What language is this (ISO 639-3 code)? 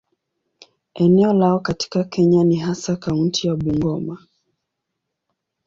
swa